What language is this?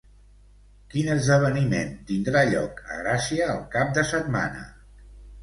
Catalan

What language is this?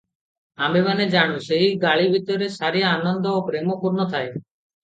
Odia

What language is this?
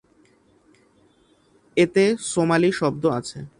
Bangla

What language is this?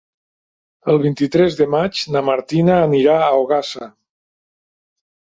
Catalan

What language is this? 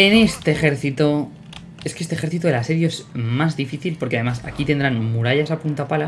Spanish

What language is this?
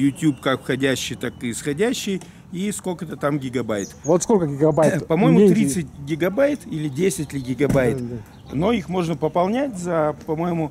Russian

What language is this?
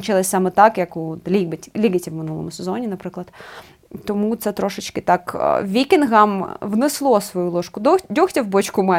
Ukrainian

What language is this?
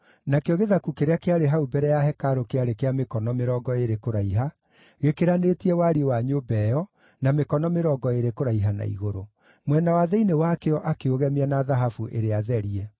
Kikuyu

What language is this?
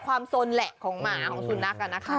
Thai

